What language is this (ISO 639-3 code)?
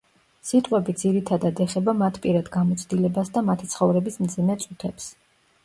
kat